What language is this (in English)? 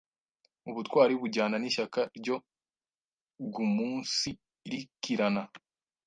Kinyarwanda